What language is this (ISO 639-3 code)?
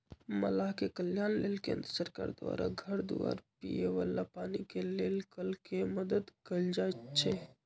mag